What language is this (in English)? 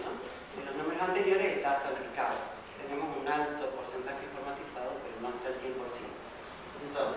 Spanish